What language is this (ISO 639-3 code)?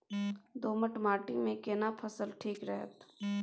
mai